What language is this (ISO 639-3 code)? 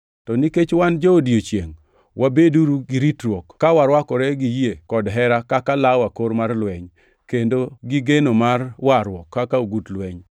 luo